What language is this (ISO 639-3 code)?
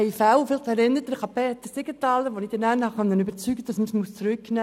gsw